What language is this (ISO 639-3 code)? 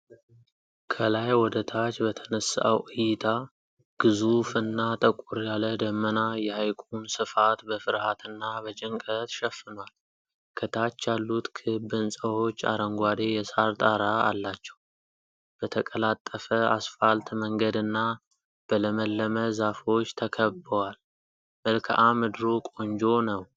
amh